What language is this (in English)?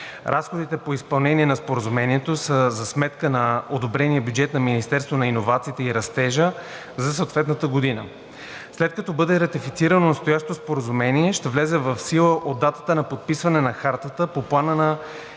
Bulgarian